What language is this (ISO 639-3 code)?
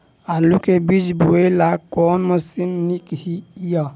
mai